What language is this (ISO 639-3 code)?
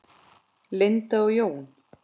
isl